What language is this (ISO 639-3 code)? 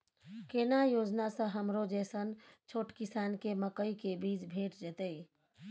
mai